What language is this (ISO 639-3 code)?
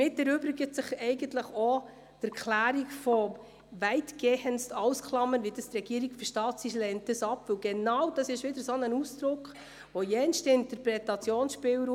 gsw